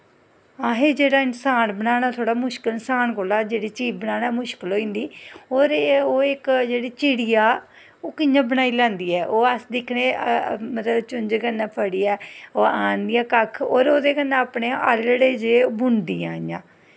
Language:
Dogri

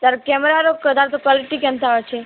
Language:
Odia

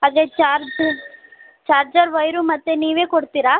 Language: Kannada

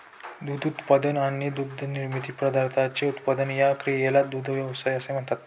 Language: Marathi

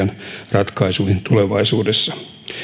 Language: Finnish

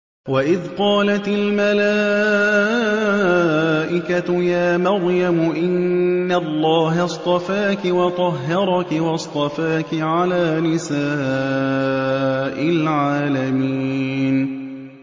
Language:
Arabic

